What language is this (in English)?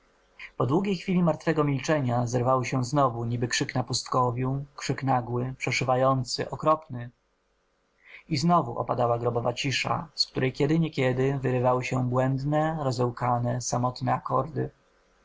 Polish